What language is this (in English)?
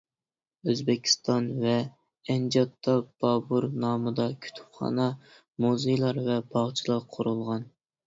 Uyghur